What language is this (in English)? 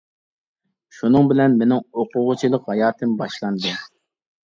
Uyghur